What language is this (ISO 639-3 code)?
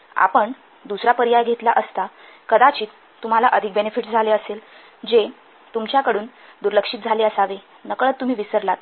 mar